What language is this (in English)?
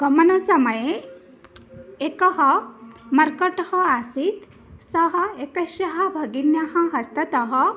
Sanskrit